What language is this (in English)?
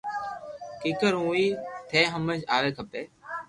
Loarki